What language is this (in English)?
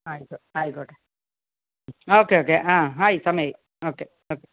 Malayalam